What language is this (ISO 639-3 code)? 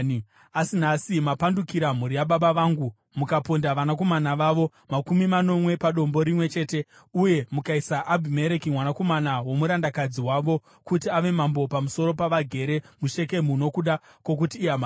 sna